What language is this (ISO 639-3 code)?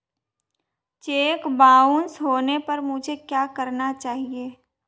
hin